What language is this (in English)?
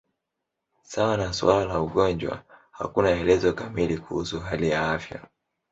Swahili